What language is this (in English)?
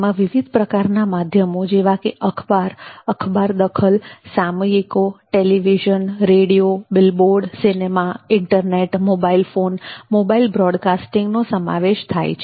Gujarati